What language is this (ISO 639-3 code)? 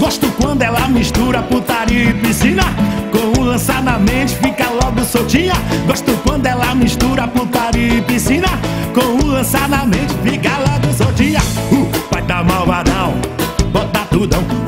por